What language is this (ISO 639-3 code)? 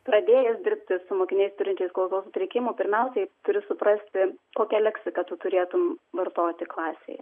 lit